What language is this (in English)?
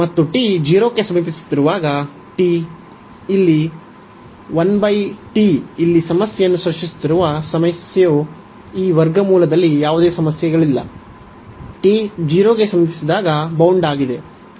Kannada